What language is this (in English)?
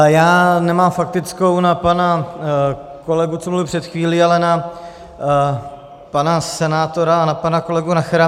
Czech